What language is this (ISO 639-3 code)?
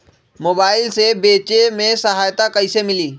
mag